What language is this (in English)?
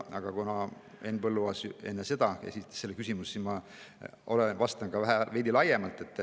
Estonian